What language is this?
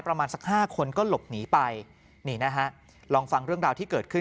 Thai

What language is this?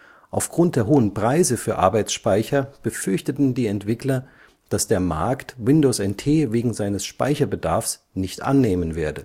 German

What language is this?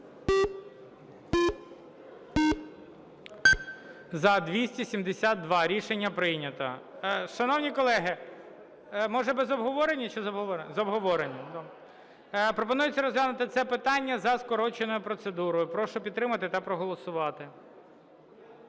Ukrainian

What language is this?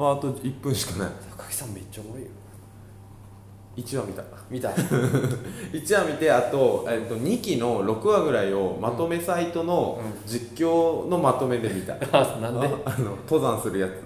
Japanese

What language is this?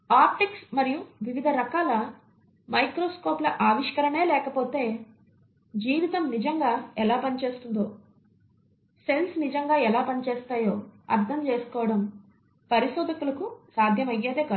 Telugu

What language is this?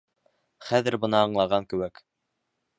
Bashkir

